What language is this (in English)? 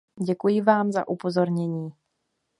Czech